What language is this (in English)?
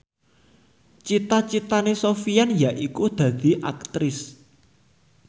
Javanese